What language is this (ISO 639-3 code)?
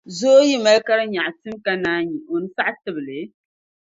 dag